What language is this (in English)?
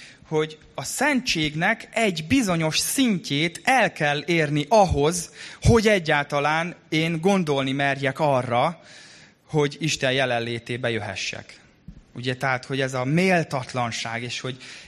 Hungarian